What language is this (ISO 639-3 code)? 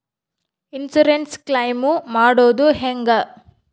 kan